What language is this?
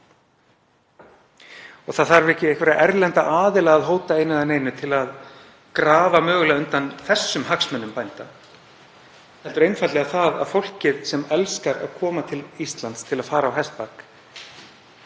Icelandic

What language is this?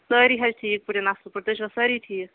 Kashmiri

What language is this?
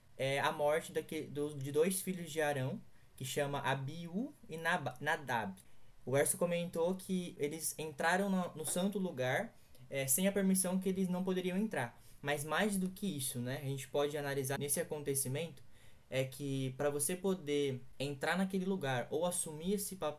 Portuguese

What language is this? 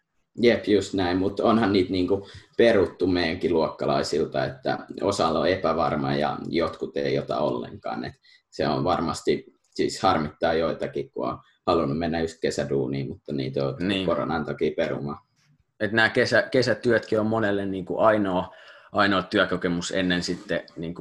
Finnish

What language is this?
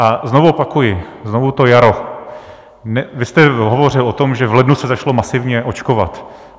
Czech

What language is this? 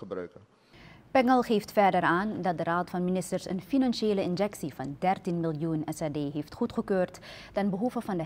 Dutch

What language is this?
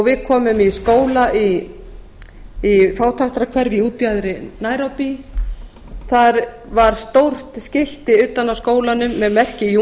Icelandic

